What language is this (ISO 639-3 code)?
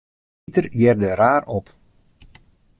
fry